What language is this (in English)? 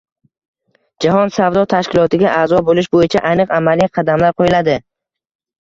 Uzbek